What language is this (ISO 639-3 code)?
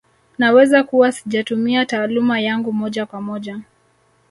swa